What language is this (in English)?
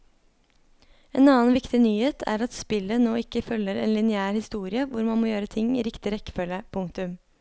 Norwegian